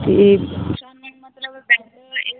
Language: Punjabi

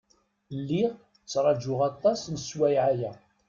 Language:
Kabyle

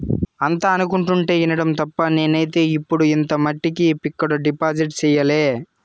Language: Telugu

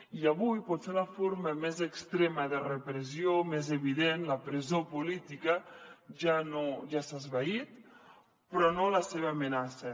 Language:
Catalan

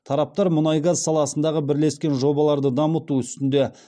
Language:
Kazakh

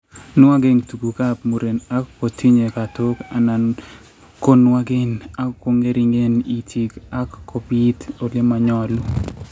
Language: Kalenjin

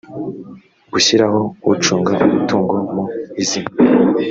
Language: Kinyarwanda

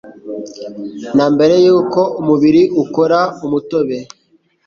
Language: Kinyarwanda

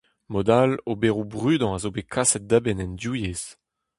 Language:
Breton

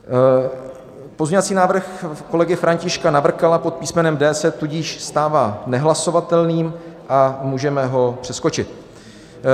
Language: Czech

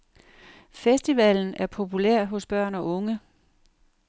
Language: Danish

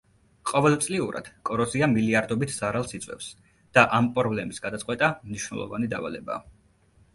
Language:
Georgian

